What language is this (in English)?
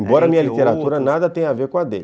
Portuguese